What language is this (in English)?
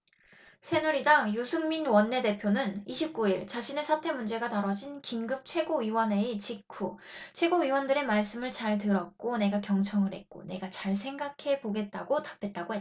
Korean